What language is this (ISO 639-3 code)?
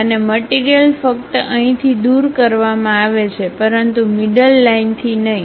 guj